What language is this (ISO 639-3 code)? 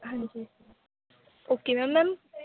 pan